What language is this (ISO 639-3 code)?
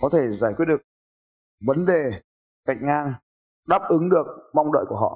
vie